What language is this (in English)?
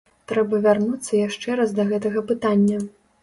Belarusian